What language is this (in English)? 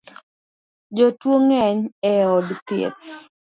Luo (Kenya and Tanzania)